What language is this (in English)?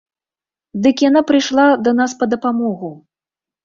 Belarusian